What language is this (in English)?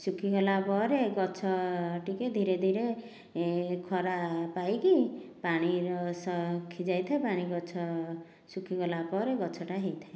Odia